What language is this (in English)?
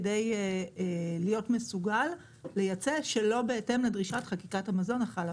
Hebrew